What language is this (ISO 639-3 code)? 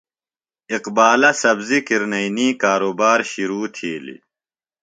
phl